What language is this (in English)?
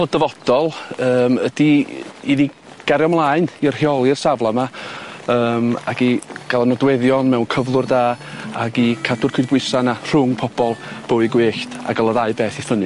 Welsh